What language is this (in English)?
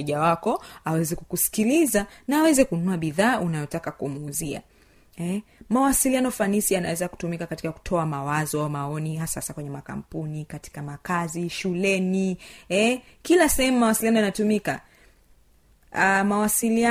Swahili